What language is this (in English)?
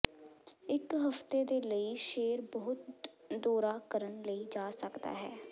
Punjabi